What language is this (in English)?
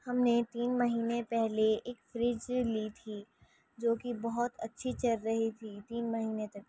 Urdu